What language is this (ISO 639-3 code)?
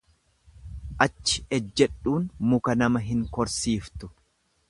orm